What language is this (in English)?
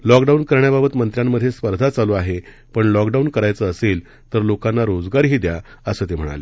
Marathi